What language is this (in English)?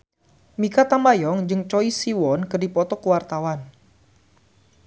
Sundanese